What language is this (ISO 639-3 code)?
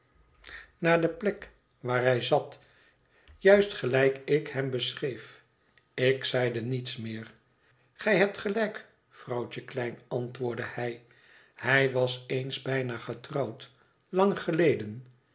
nld